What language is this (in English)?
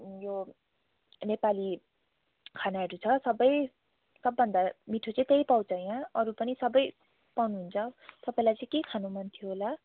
Nepali